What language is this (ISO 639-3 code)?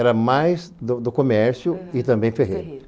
por